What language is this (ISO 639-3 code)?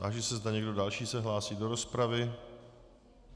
ces